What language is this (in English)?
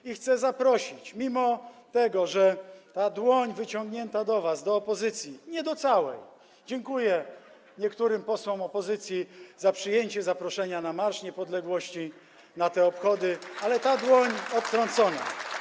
Polish